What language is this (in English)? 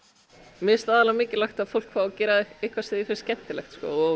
Icelandic